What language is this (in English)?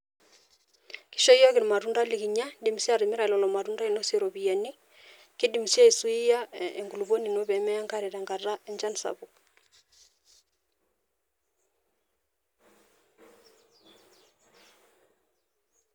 Masai